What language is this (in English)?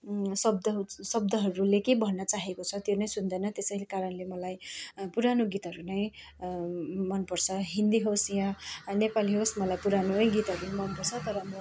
Nepali